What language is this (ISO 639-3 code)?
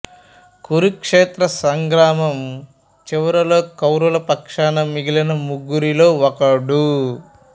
tel